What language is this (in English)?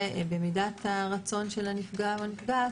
Hebrew